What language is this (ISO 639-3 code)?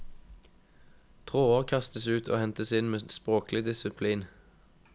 nor